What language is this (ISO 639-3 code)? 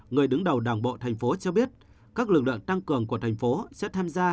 vie